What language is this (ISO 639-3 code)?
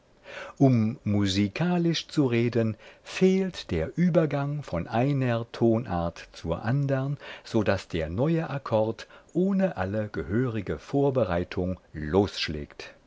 deu